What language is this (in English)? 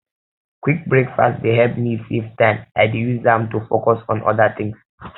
Nigerian Pidgin